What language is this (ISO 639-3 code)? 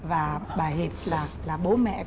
vie